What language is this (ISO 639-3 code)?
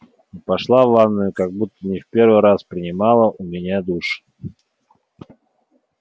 rus